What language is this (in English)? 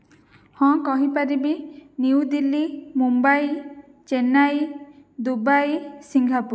Odia